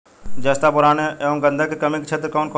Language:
Bhojpuri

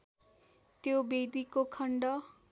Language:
Nepali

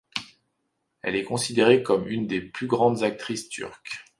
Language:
French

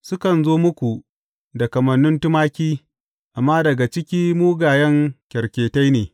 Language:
Hausa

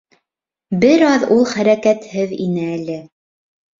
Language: Bashkir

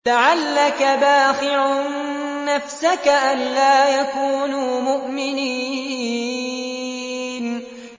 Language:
Arabic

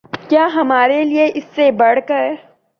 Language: Urdu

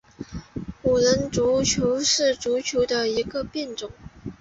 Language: Chinese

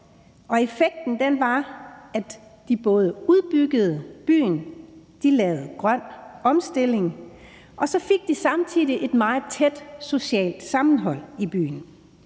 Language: Danish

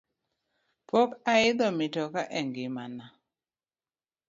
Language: Luo (Kenya and Tanzania)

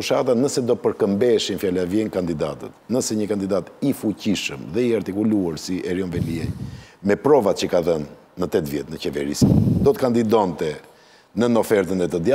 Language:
Romanian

